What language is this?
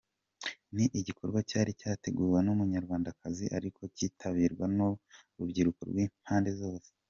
Kinyarwanda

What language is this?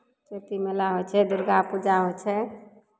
Maithili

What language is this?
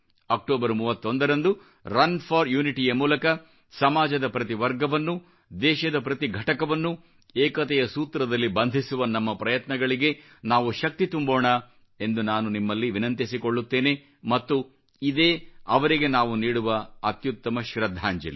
Kannada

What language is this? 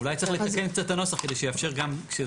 Hebrew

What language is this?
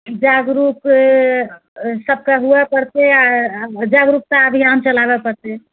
Maithili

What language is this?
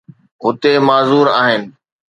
Sindhi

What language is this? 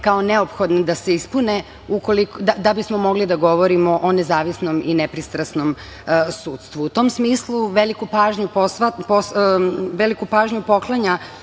Serbian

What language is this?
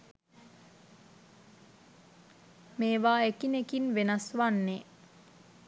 Sinhala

